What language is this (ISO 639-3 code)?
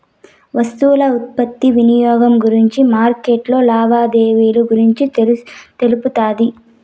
tel